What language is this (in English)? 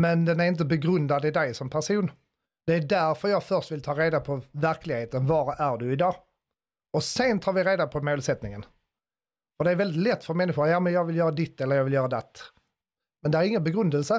Swedish